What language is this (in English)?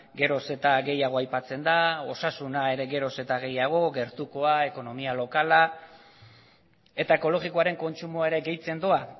Basque